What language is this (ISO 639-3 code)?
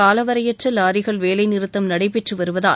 tam